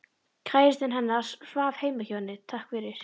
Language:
Icelandic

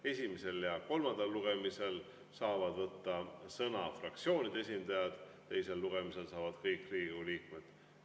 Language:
Estonian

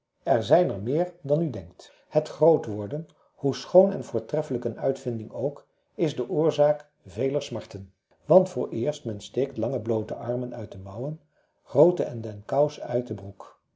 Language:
Dutch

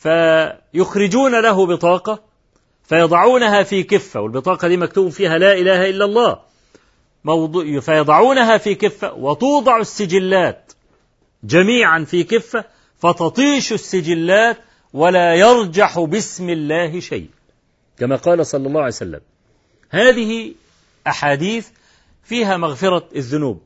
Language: Arabic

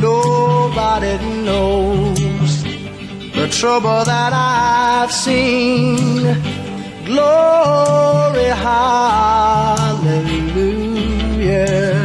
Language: Dutch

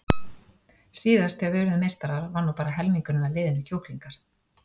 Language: Icelandic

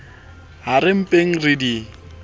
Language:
Southern Sotho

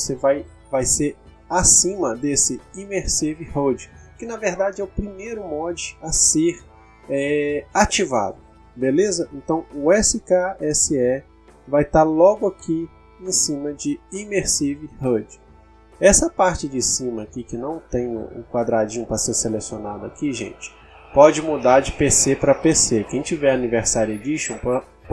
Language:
Portuguese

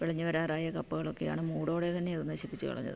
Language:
Malayalam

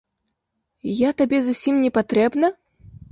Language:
Belarusian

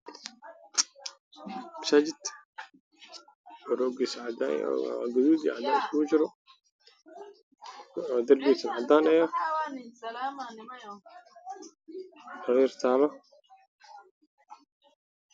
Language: Somali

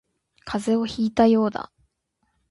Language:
Japanese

